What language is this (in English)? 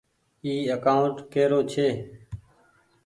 Goaria